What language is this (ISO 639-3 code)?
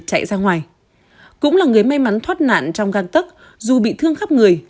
vie